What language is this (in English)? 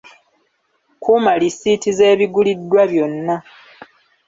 Ganda